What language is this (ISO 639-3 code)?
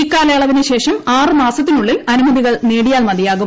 mal